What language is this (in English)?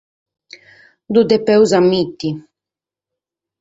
Sardinian